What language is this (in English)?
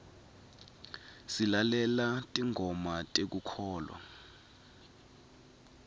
Swati